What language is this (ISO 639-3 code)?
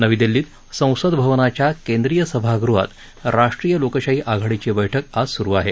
mar